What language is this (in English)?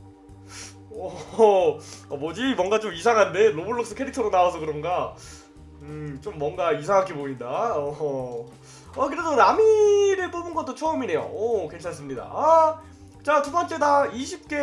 Korean